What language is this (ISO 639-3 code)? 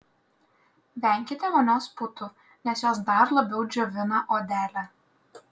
lit